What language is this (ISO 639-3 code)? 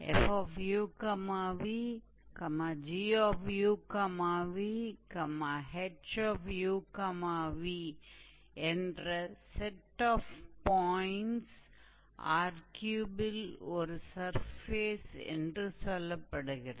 tam